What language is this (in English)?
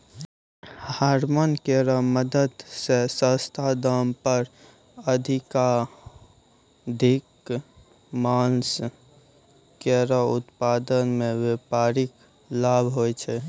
Maithili